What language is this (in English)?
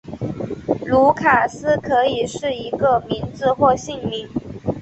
Chinese